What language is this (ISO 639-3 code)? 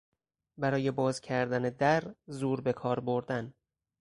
fas